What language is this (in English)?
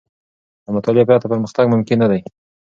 Pashto